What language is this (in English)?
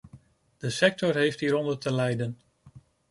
Dutch